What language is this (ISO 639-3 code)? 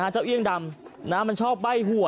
tha